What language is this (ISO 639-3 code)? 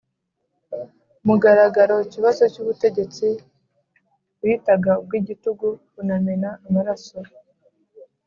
kin